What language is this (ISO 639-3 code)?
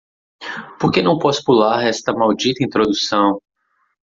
por